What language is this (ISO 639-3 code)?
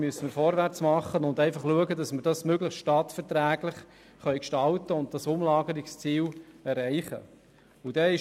gsw